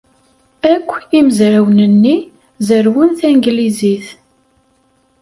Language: Kabyle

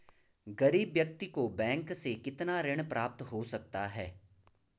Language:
Hindi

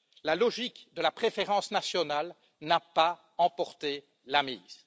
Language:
French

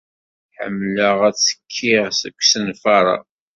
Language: Kabyle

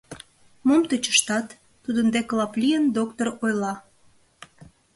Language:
Mari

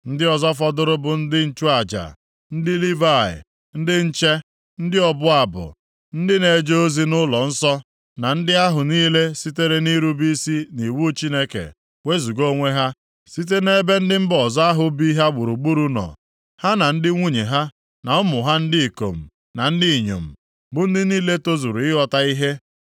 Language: Igbo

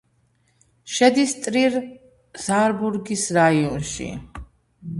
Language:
Georgian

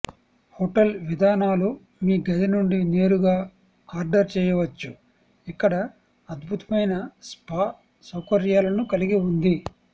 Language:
Telugu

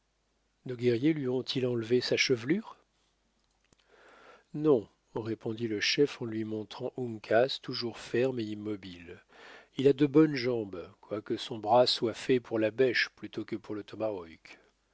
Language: French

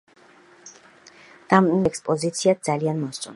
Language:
Georgian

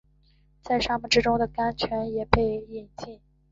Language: Chinese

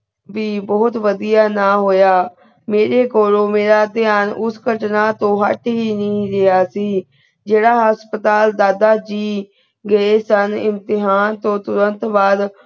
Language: Punjabi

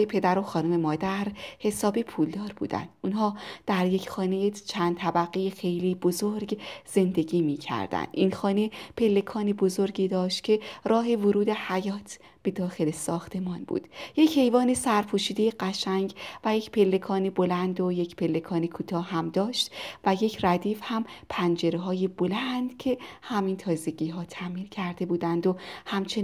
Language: Persian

